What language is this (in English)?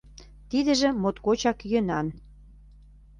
Mari